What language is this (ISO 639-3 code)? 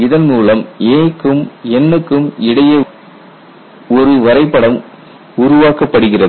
tam